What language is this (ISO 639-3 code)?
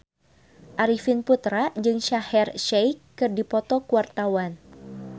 sun